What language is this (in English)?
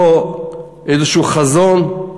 Hebrew